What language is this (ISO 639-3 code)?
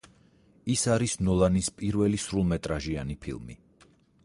kat